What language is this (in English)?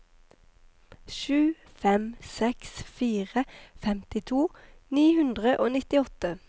Norwegian